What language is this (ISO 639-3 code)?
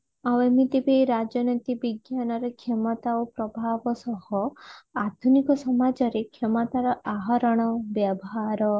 ori